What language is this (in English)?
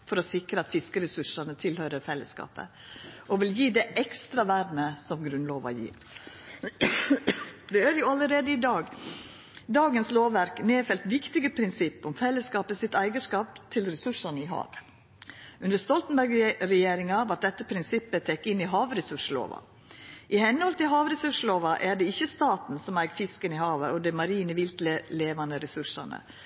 Norwegian Nynorsk